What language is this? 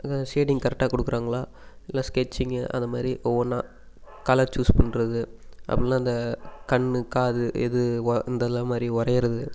Tamil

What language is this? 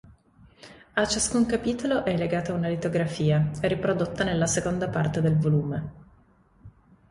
Italian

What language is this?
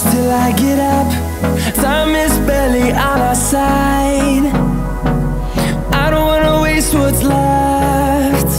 Turkish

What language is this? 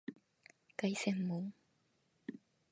Japanese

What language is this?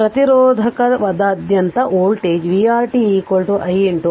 Kannada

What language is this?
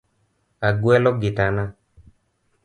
Luo (Kenya and Tanzania)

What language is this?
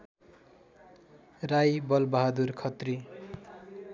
Nepali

